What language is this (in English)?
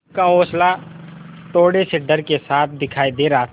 Hindi